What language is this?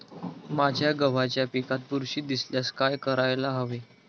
Marathi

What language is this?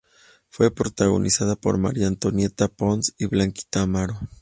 Spanish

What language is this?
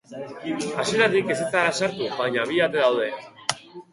Basque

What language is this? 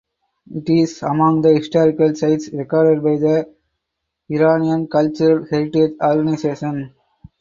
English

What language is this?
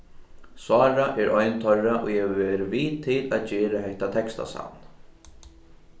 Faroese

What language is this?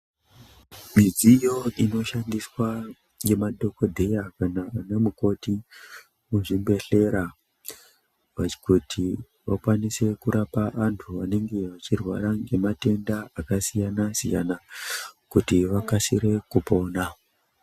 Ndau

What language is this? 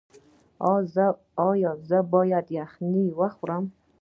Pashto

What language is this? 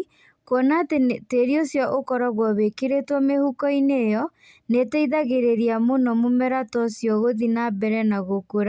Kikuyu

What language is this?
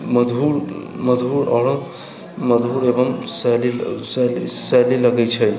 Maithili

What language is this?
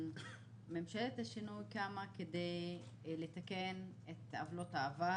Hebrew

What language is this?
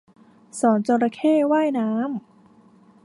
Thai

